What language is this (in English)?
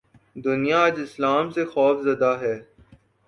Urdu